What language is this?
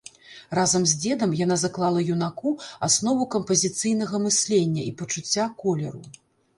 Belarusian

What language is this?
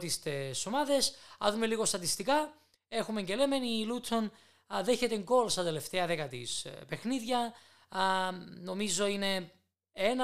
Greek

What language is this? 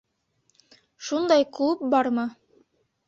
Bashkir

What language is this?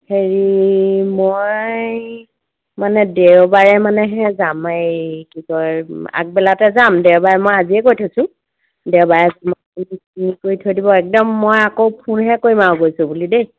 Assamese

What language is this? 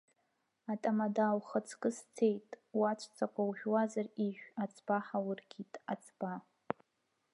Abkhazian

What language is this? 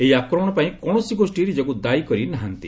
Odia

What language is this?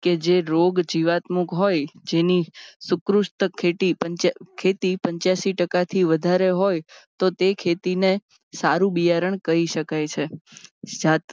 Gujarati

